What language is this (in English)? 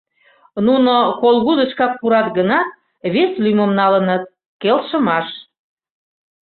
Mari